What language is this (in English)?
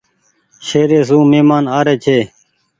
Goaria